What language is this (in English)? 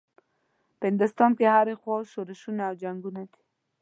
Pashto